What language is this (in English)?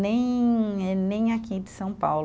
Portuguese